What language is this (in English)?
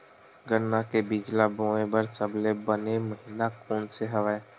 Chhattisgarhi